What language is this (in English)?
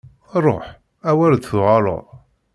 Kabyle